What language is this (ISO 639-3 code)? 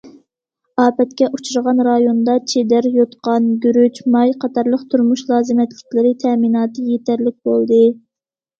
uig